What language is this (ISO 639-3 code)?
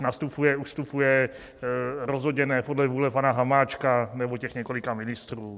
ces